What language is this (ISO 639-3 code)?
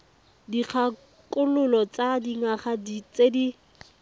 tsn